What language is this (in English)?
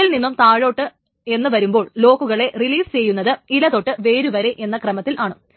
Malayalam